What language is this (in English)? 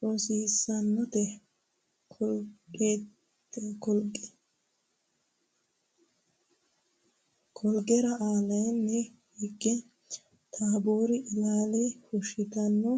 Sidamo